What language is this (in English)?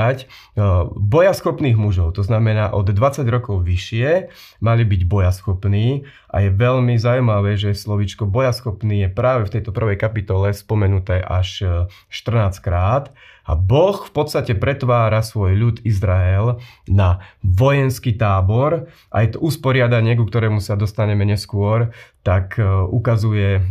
Slovak